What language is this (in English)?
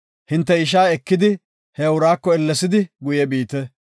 Gofa